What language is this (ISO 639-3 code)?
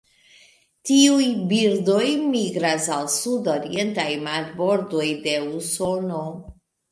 epo